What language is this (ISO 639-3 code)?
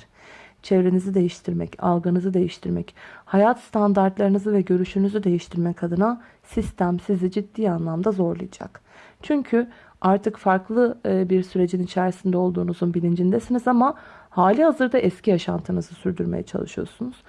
tur